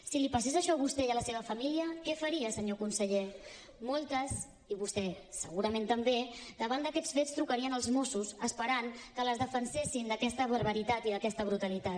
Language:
Catalan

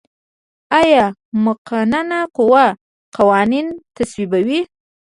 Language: Pashto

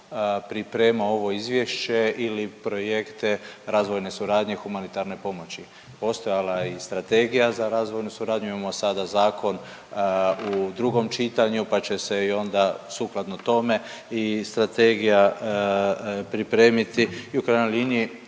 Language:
Croatian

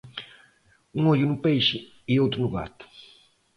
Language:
Portuguese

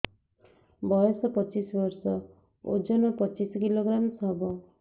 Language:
Odia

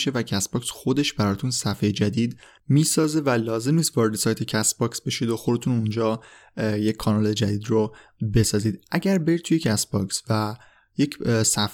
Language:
Persian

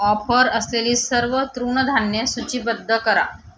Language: Marathi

